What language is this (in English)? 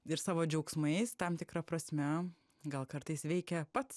Lithuanian